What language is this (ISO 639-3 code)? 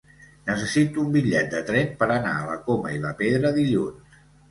cat